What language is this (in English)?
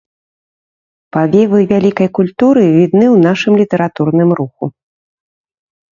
Belarusian